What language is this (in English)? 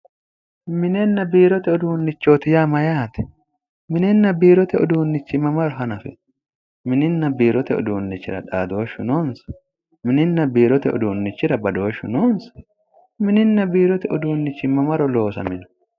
Sidamo